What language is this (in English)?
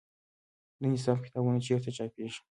Pashto